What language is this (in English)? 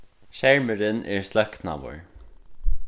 Faroese